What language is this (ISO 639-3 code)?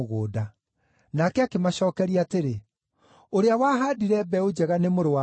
kik